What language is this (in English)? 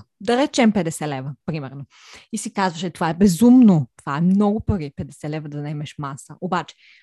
Bulgarian